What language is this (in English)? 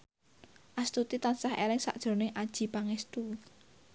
Javanese